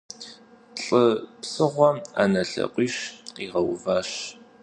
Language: Kabardian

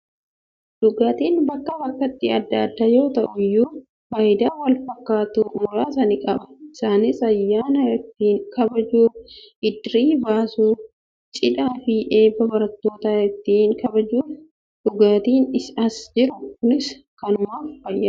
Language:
Oromo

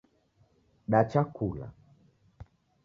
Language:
Taita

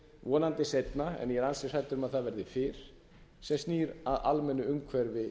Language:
Icelandic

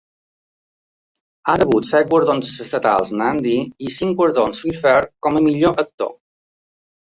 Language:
Catalan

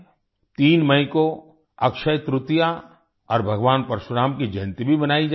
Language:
Hindi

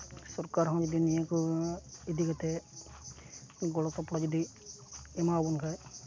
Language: Santali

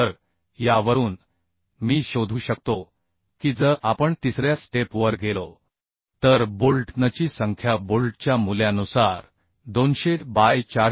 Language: Marathi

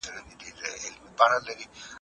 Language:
Pashto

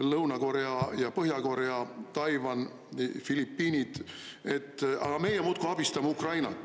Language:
Estonian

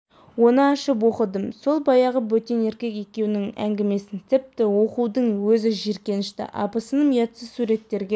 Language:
Kazakh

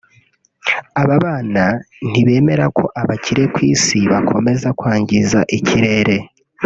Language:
Kinyarwanda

